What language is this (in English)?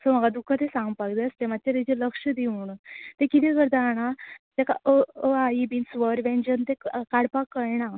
Konkani